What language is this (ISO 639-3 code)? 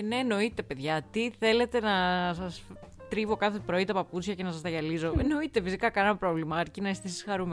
ell